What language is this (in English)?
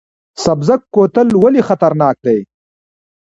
Pashto